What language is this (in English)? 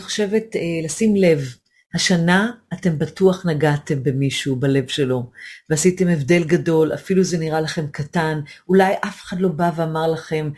Hebrew